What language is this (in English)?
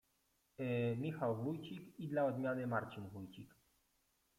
Polish